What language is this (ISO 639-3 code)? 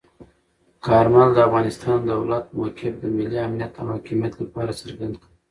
pus